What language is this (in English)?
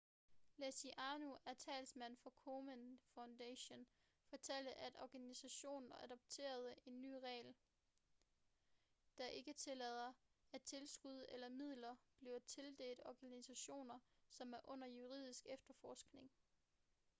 Danish